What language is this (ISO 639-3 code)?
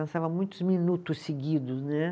por